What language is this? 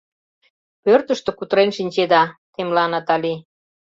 Mari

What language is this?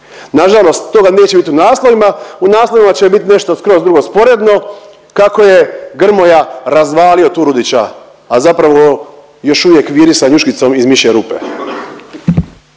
Croatian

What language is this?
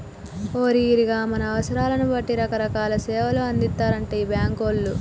Telugu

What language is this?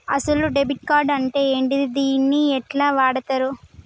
Telugu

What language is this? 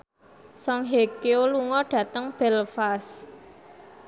Javanese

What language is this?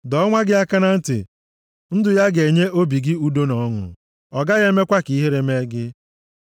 Igbo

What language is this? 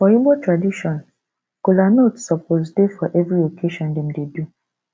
Nigerian Pidgin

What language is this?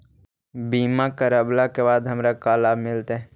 Magahi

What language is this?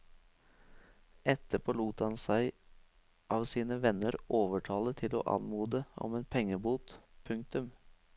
Norwegian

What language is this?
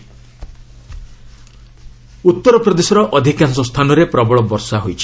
Odia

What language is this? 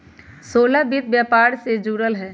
Magahi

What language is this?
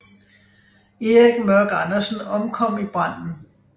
Danish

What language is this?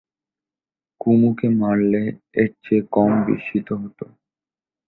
Bangla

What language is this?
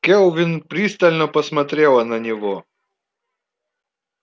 Russian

